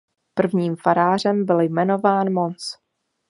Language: Czech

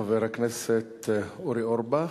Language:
Hebrew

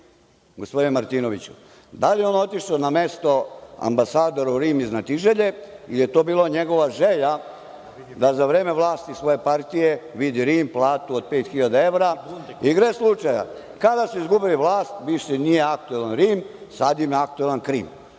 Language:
Serbian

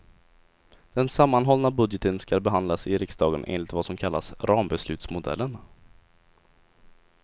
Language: Swedish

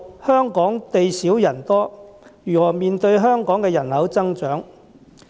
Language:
Cantonese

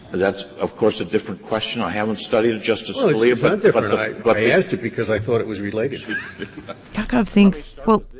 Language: English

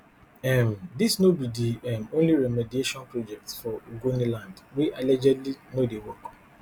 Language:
Nigerian Pidgin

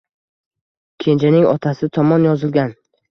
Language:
Uzbek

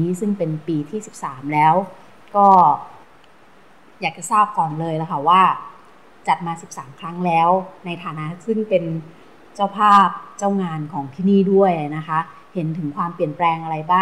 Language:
Thai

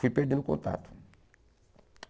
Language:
Portuguese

